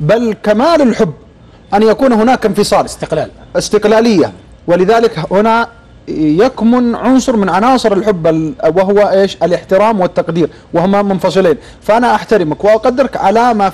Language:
Arabic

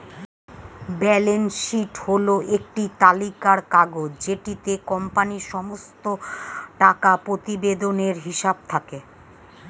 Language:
Bangla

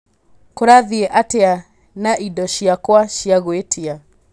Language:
Kikuyu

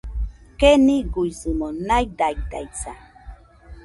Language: Nüpode Huitoto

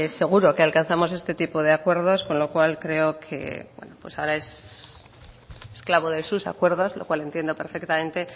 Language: Spanish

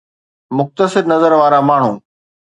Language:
Sindhi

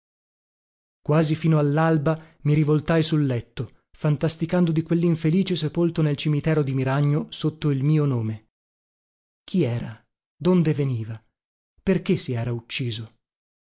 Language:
Italian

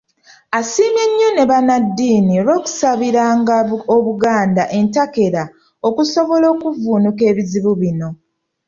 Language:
Ganda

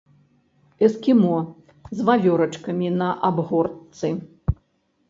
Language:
Belarusian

